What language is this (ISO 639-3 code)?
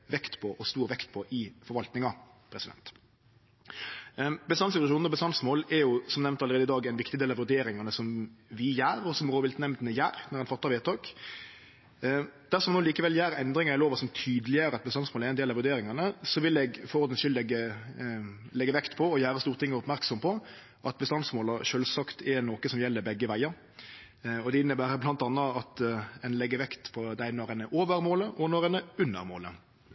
nno